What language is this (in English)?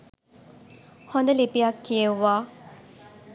Sinhala